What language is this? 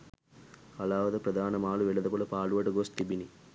Sinhala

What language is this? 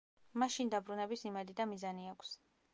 Georgian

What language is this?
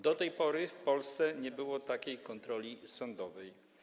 Polish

